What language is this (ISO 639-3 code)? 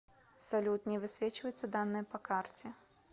rus